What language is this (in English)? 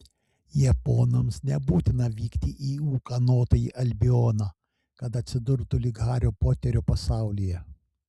Lithuanian